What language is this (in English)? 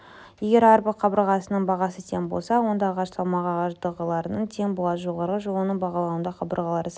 Kazakh